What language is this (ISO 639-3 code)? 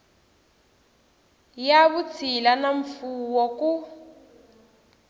tso